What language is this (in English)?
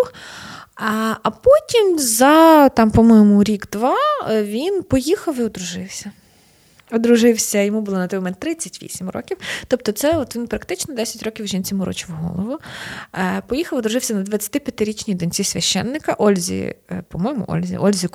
Ukrainian